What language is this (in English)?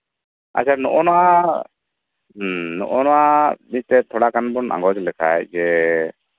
Santali